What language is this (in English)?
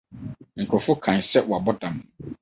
Akan